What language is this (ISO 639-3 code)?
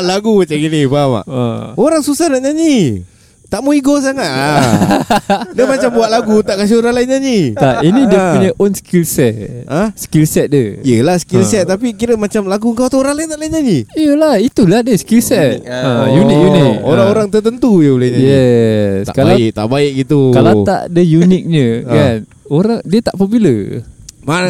msa